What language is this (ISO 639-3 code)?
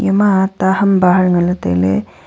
nnp